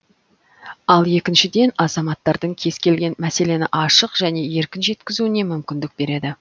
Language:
Kazakh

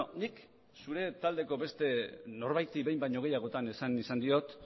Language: Basque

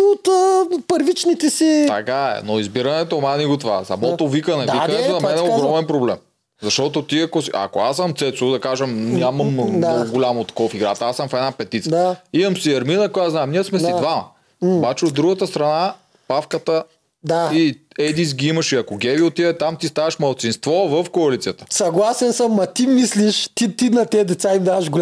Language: Bulgarian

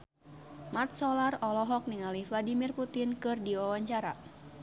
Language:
Sundanese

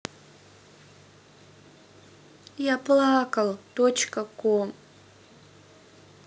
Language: Russian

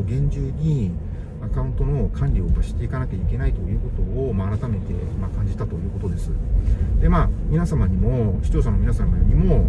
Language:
Japanese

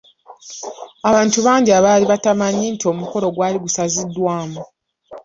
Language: Ganda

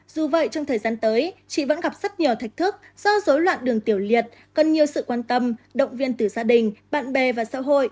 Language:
Vietnamese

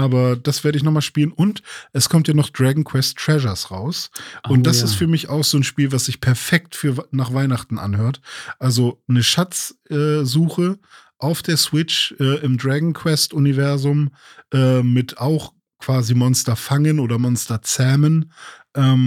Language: German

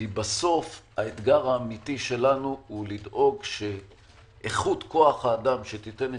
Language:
Hebrew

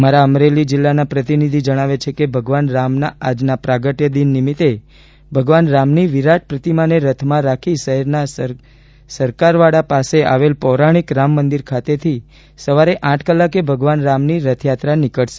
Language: Gujarati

